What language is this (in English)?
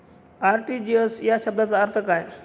Marathi